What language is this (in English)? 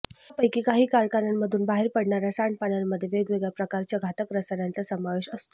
Marathi